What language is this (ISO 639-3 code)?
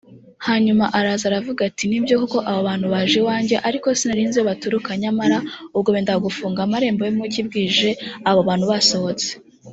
kin